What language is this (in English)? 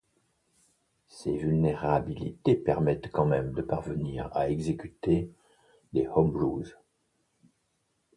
French